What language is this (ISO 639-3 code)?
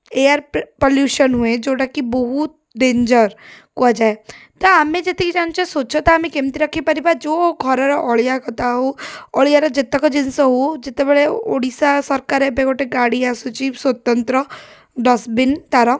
ori